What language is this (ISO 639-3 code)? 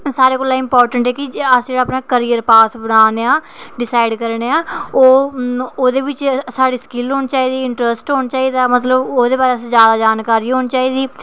doi